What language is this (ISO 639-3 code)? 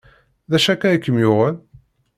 kab